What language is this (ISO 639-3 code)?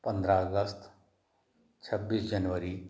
hin